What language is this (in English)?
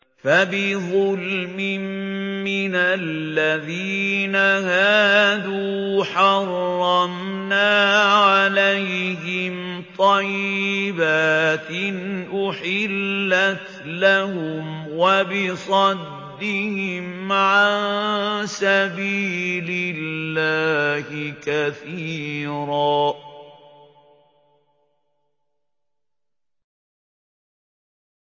Arabic